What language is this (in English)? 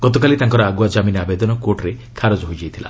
Odia